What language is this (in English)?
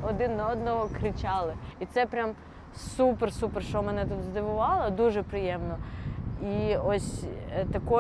Ukrainian